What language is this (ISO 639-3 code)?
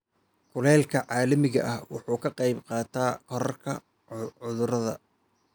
som